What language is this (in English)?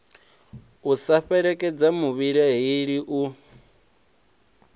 Venda